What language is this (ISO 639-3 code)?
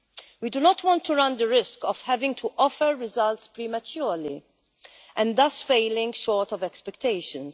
eng